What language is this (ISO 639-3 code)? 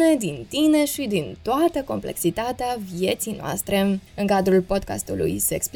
ron